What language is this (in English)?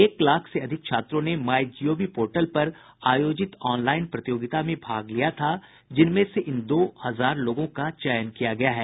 Hindi